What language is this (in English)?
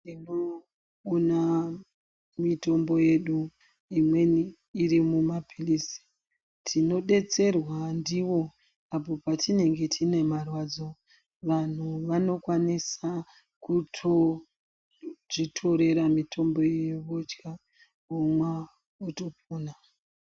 Ndau